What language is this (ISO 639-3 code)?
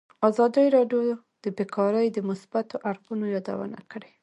pus